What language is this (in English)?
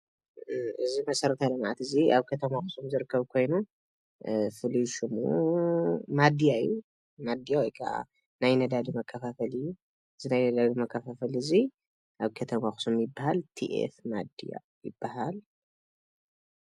Tigrinya